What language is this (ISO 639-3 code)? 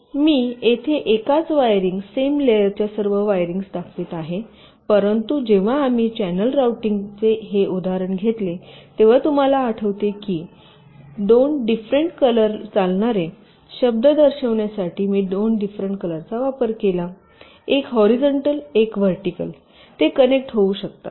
mar